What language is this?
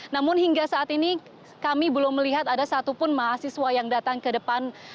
Indonesian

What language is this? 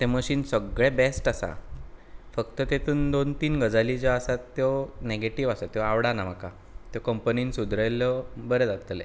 Konkani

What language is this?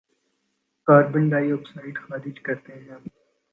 Urdu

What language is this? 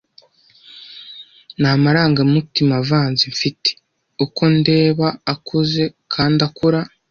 Kinyarwanda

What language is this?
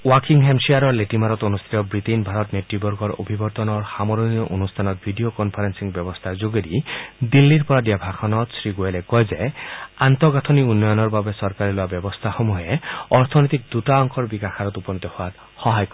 Assamese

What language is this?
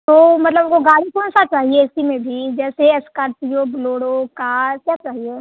Hindi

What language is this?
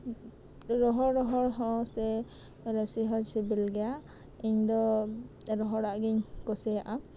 Santali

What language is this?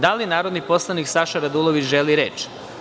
Serbian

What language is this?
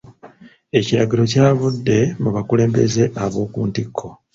Ganda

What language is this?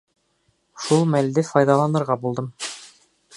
Bashkir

